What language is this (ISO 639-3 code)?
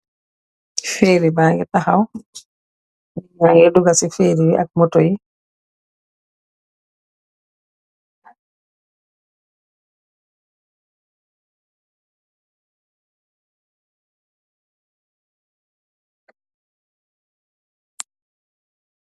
wol